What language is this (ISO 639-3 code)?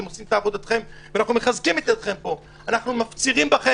heb